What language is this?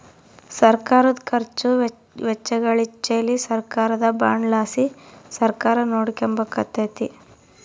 Kannada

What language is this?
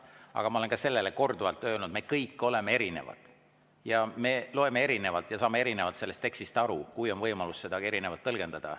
Estonian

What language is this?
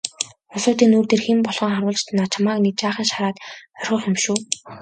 Mongolian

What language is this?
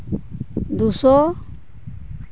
Santali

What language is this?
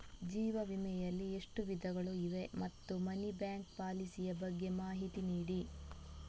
Kannada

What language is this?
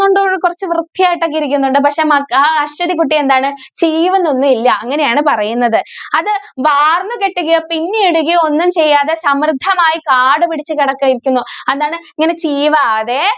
Malayalam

